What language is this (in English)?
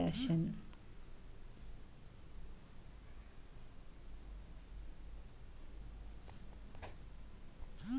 Kannada